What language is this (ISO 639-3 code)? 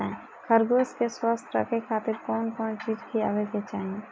bho